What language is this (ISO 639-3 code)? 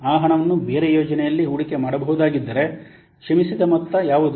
kan